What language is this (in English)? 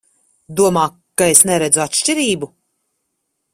Latvian